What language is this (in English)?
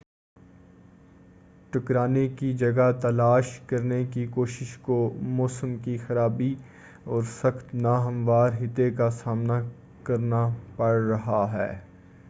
Urdu